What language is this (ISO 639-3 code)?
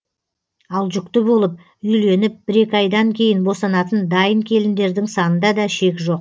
kaz